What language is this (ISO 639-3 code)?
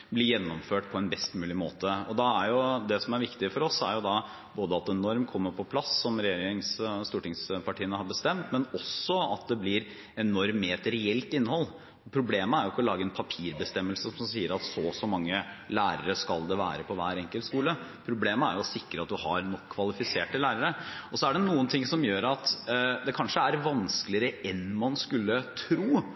nob